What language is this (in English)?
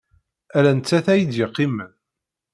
Kabyle